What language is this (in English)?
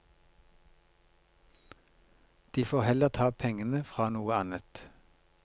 Norwegian